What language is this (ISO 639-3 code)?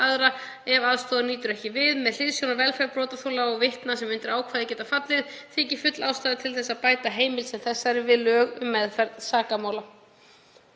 isl